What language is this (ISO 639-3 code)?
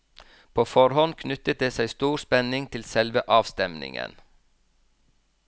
nor